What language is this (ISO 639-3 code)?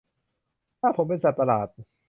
tha